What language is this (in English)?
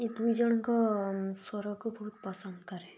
Odia